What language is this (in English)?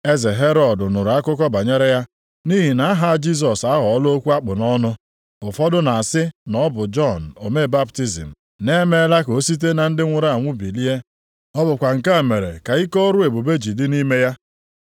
Igbo